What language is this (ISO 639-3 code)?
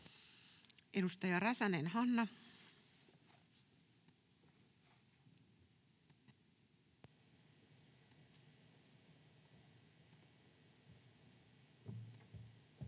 fin